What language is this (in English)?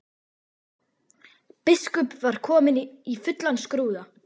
Icelandic